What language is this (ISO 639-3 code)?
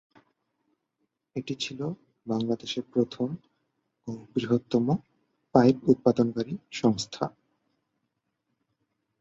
ben